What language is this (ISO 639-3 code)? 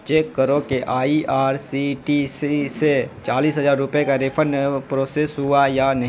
urd